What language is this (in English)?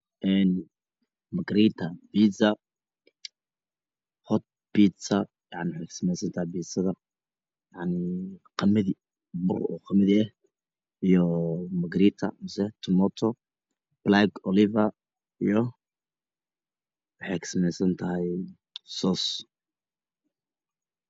Somali